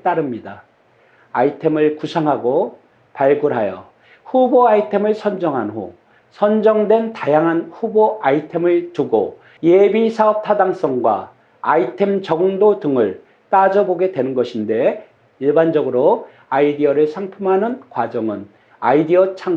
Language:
Korean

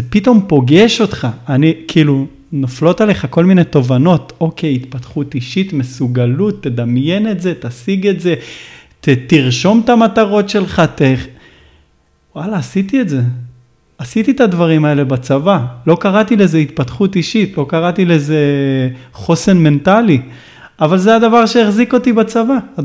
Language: Hebrew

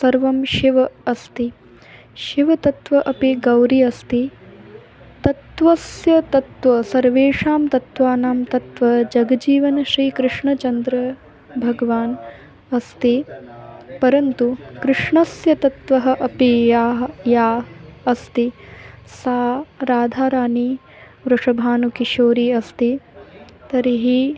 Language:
Sanskrit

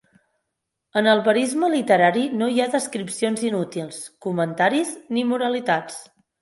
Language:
Catalan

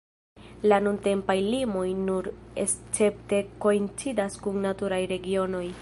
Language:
Esperanto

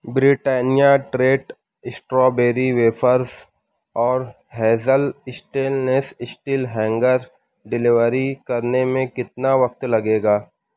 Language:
Urdu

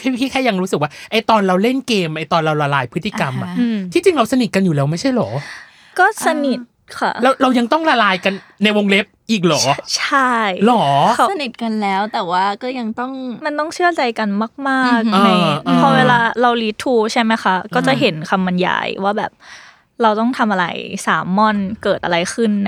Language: Thai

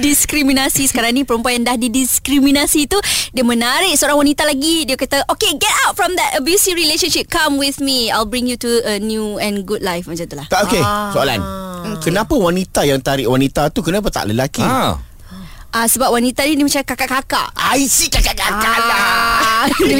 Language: Malay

